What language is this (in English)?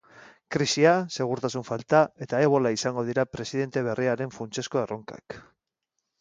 Basque